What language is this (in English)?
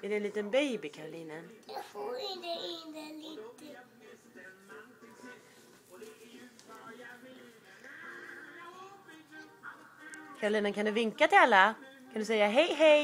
Swedish